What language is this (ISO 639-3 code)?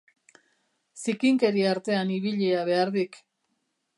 eus